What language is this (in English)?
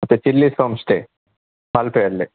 Kannada